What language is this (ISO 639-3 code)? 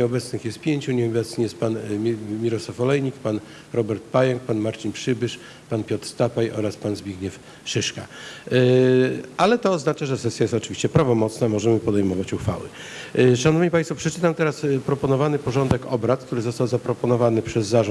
pol